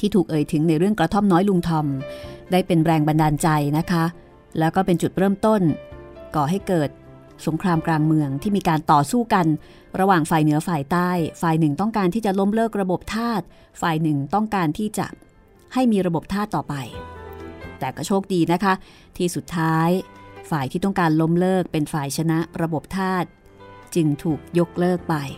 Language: Thai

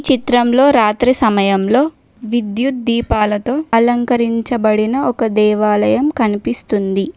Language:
Telugu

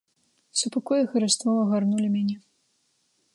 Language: Belarusian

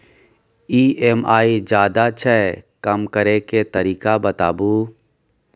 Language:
Maithili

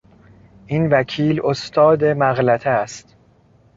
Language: Persian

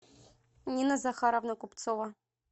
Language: Russian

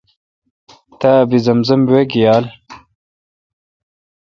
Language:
Kalkoti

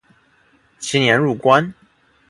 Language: Chinese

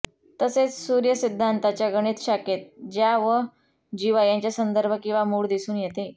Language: Marathi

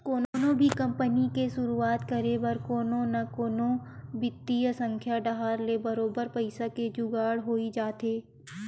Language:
Chhattisgarhi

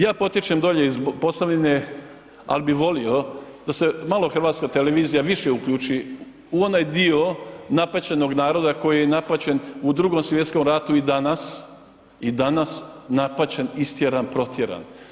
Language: Croatian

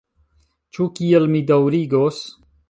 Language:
Esperanto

